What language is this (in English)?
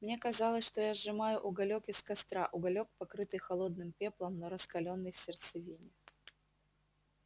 Russian